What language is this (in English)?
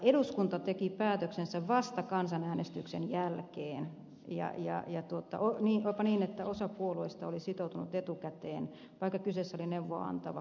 Finnish